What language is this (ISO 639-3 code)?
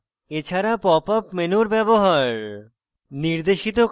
ben